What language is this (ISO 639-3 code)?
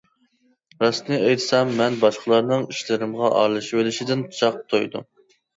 uig